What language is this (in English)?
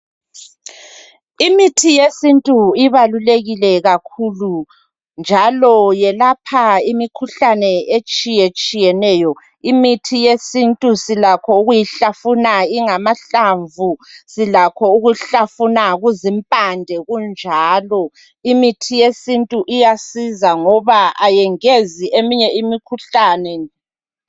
North Ndebele